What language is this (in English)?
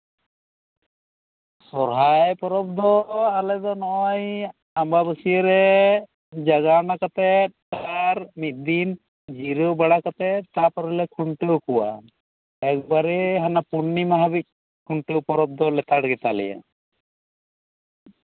Santali